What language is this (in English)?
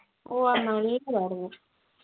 Malayalam